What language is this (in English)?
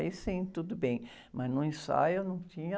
Portuguese